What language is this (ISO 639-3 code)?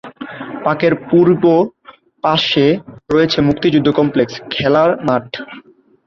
ben